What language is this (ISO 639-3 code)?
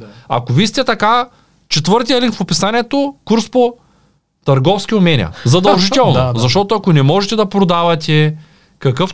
bul